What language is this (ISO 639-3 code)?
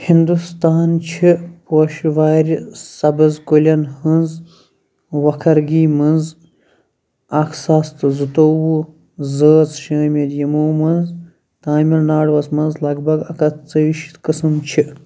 kas